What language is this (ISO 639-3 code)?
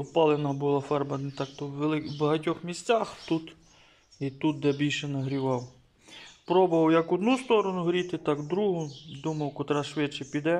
ukr